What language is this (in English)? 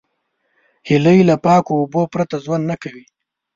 Pashto